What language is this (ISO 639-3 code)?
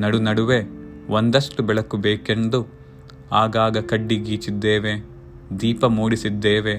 kan